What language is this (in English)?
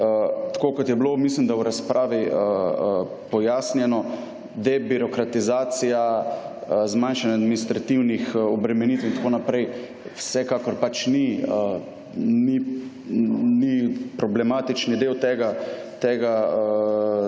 Slovenian